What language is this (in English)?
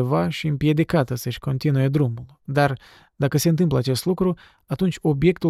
Romanian